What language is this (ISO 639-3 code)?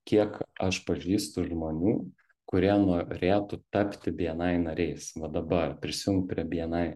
lit